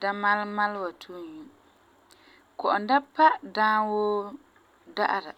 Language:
Frafra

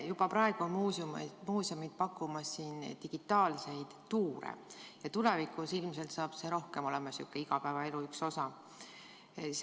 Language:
Estonian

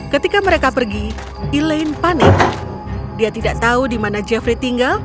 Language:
Indonesian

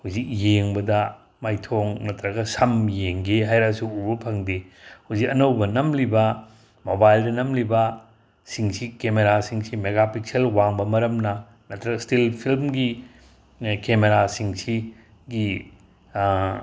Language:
Manipuri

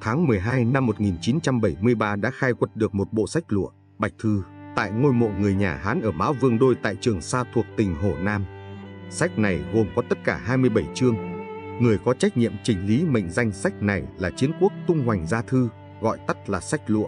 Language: Vietnamese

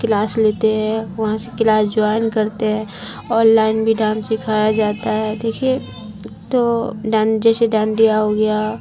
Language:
Urdu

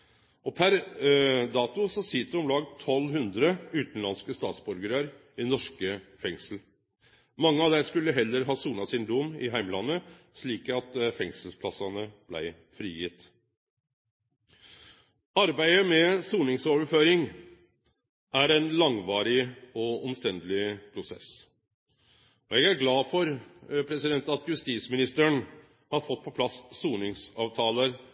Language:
Norwegian Nynorsk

